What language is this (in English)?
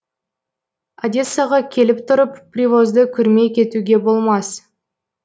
Kazakh